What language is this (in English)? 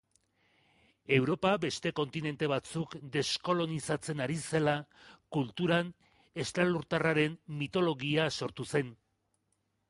Basque